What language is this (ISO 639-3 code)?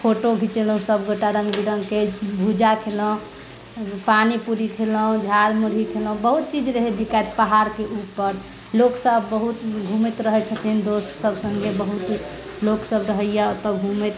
mai